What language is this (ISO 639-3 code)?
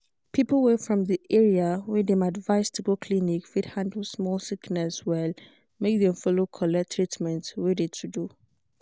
pcm